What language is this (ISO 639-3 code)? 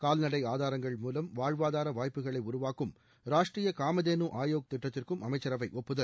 tam